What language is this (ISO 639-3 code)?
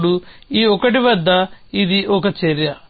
tel